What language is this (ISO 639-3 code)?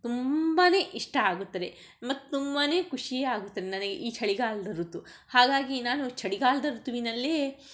kan